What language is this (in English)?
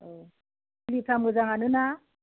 Bodo